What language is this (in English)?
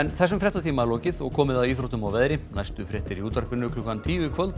Icelandic